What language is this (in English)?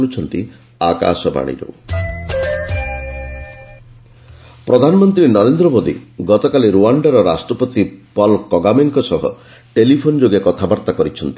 Odia